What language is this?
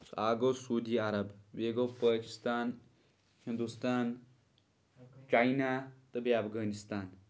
Kashmiri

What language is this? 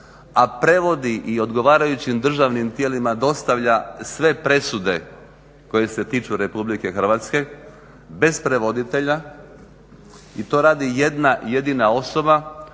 Croatian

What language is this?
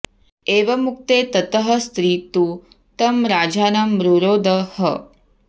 Sanskrit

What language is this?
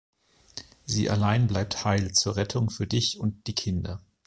German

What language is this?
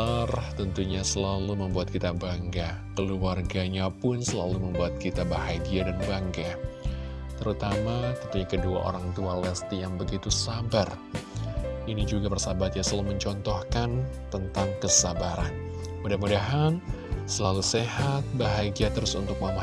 Indonesian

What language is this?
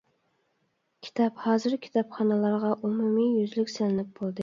Uyghur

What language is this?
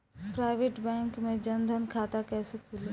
Bhojpuri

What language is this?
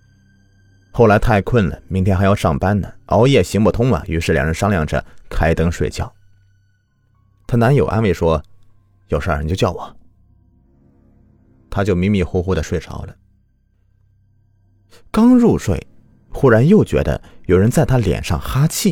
Chinese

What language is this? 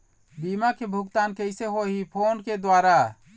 Chhattisgarhi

